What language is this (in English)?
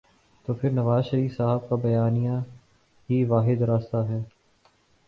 Urdu